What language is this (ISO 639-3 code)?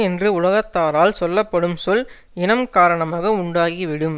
tam